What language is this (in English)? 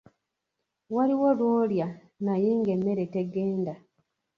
Ganda